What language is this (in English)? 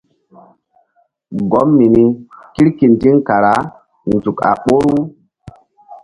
Mbum